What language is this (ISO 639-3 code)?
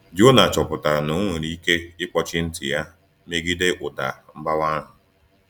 ibo